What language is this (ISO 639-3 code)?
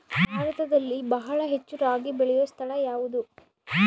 kan